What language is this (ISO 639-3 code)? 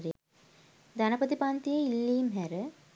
sin